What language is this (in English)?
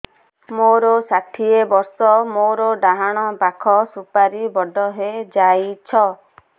Odia